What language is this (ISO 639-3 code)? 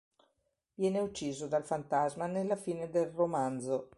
ita